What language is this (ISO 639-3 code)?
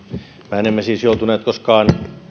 fin